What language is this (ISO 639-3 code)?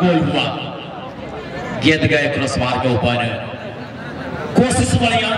ind